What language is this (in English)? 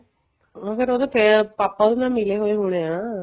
Punjabi